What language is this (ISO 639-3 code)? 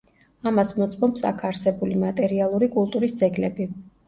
kat